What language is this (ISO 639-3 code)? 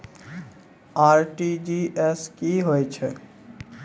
mai